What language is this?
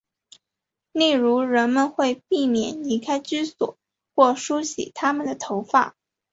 Chinese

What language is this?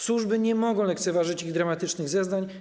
Polish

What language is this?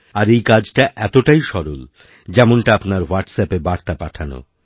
Bangla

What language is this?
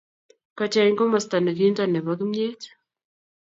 Kalenjin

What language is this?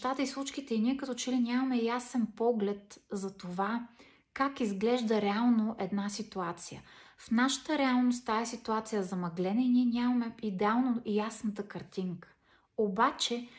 Bulgarian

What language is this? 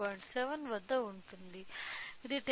Telugu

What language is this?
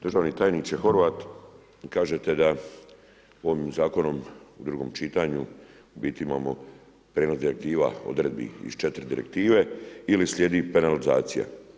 Croatian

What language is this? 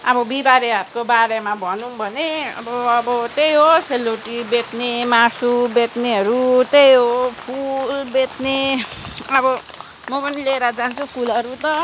Nepali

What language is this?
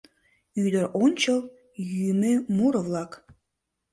Mari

